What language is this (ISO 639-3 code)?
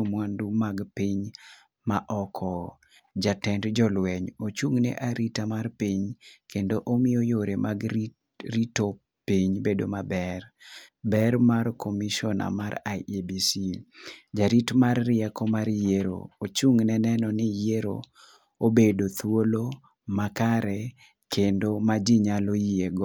luo